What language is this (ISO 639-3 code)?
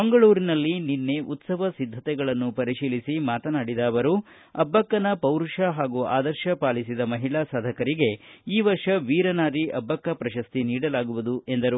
kan